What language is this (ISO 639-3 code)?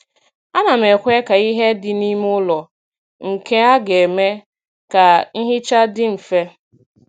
ibo